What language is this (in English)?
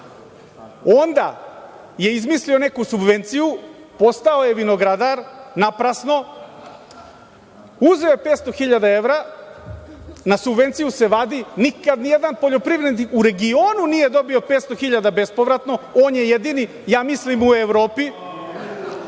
Serbian